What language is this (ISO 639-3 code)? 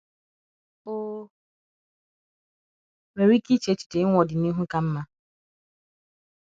ibo